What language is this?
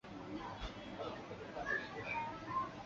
Chinese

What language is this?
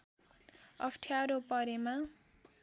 Nepali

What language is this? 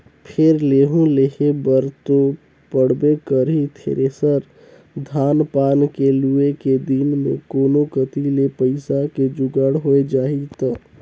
Chhattisgarhi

